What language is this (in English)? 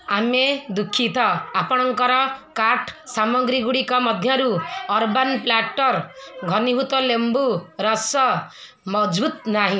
Odia